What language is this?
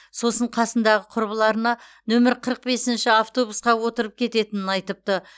Kazakh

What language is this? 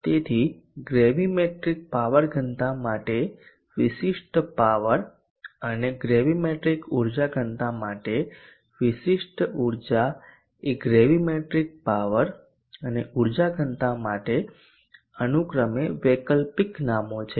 Gujarati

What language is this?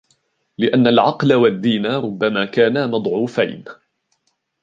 Arabic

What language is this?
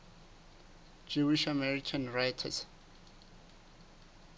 Southern Sotho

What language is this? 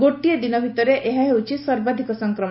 Odia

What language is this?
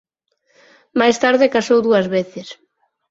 Galician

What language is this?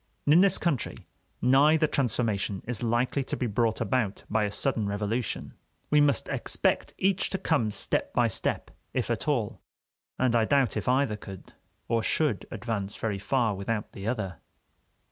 English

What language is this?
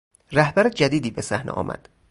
Persian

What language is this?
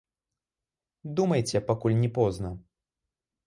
Belarusian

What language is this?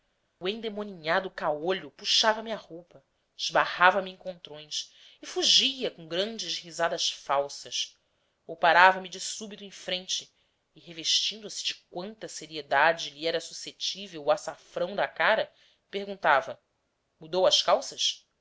Portuguese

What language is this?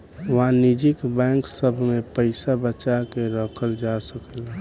Bhojpuri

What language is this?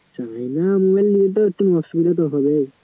Bangla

